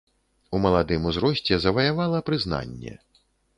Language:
Belarusian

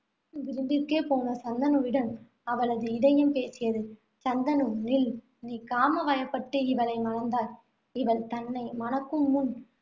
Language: Tamil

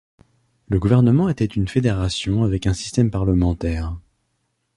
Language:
French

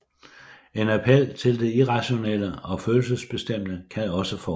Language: Danish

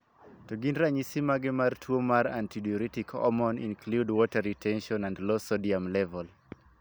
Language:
Luo (Kenya and Tanzania)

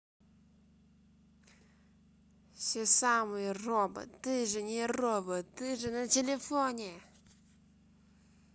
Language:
Russian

